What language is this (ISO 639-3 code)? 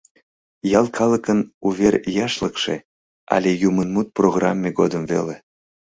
chm